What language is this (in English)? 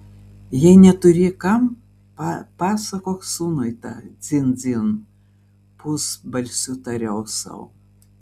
Lithuanian